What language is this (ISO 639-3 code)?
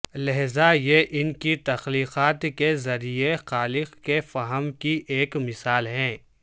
urd